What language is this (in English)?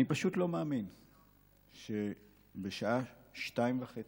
Hebrew